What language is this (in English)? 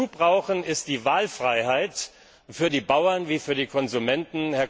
German